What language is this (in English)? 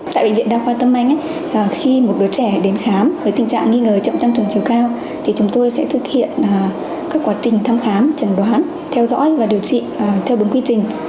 Vietnamese